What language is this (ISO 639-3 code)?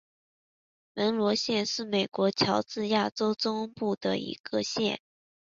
zho